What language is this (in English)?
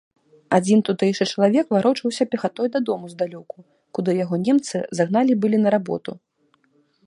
Belarusian